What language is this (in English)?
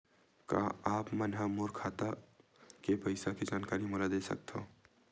Chhattisgarhi